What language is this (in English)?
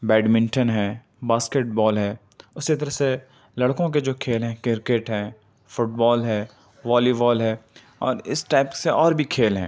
Urdu